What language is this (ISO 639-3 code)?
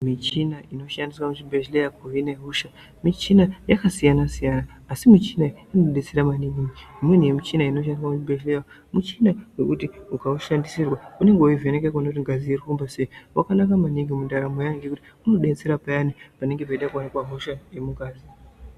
ndc